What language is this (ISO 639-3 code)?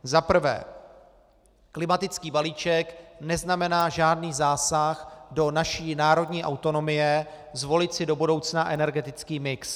ces